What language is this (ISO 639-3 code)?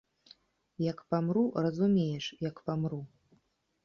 bel